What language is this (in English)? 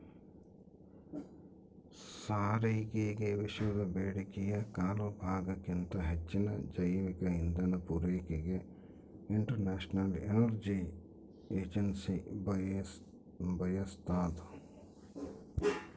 Kannada